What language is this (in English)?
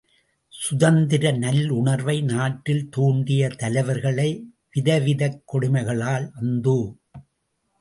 Tamil